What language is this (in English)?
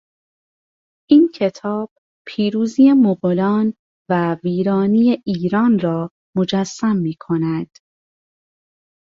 Persian